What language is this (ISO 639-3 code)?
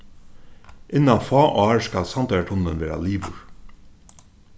fao